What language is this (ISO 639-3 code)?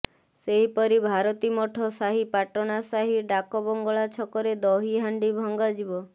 ori